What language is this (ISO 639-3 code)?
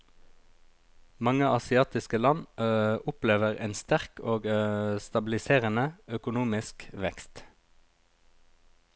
nor